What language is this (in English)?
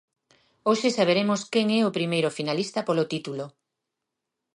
Galician